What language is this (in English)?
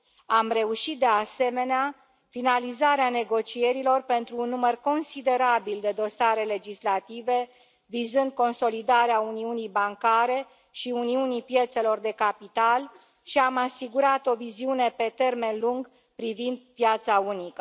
Romanian